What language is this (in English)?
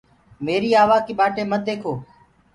Gurgula